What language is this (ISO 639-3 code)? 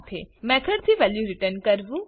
guj